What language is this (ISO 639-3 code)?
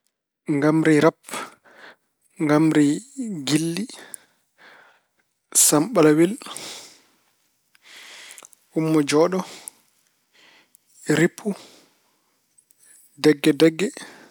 ful